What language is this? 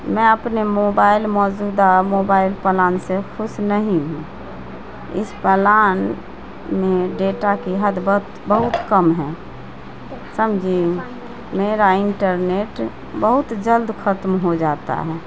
Urdu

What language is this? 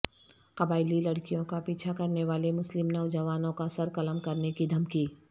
Urdu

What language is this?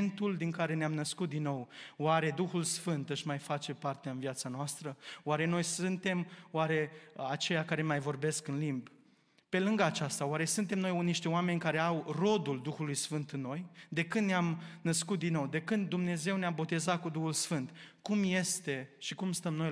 Romanian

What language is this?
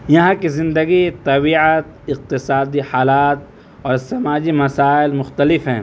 Urdu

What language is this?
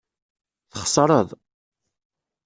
Kabyle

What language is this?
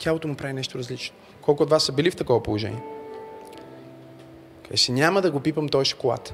Bulgarian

